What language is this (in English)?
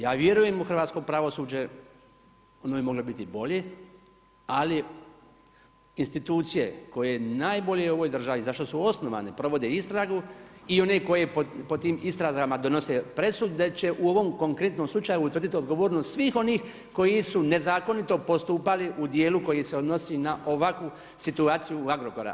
Croatian